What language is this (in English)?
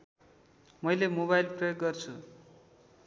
Nepali